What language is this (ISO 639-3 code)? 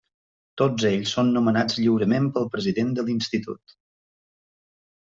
cat